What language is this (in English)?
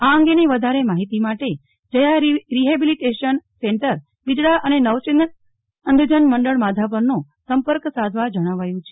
Gujarati